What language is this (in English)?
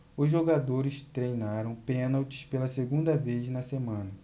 Portuguese